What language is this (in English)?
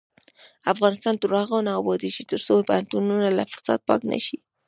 Pashto